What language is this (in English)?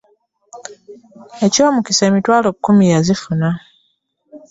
Ganda